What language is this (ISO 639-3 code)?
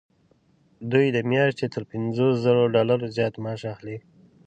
pus